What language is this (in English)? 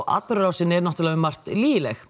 Icelandic